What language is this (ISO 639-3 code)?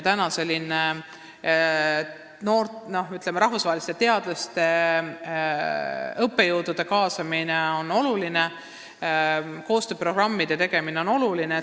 est